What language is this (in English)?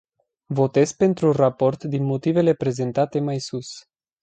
Romanian